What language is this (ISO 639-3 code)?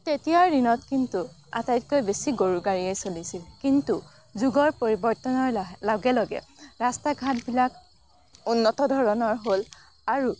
asm